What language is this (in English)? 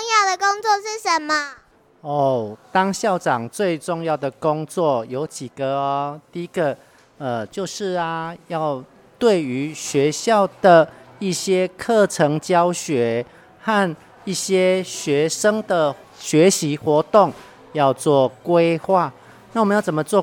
Chinese